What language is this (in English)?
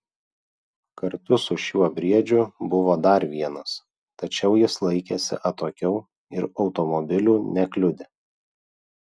Lithuanian